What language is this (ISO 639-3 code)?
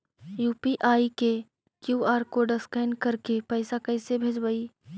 mag